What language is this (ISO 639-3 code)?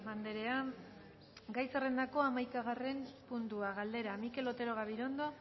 eus